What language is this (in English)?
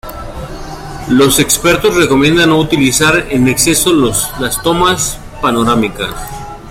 Spanish